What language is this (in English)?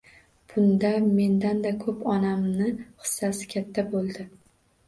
Uzbek